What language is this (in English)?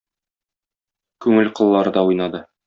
Tatar